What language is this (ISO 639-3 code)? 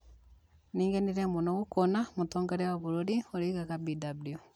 kik